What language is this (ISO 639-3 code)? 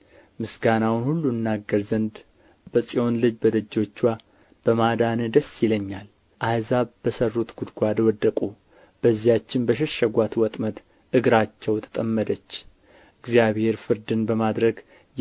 amh